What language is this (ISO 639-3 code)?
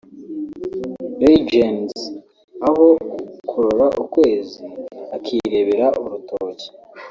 kin